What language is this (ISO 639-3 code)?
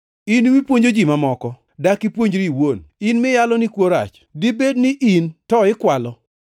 luo